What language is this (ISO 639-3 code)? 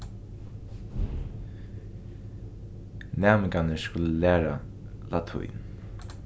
fao